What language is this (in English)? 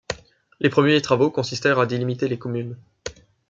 French